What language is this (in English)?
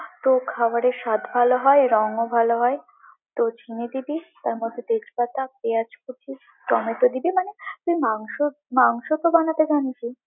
Bangla